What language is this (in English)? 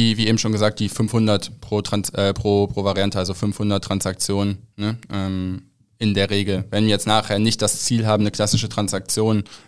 German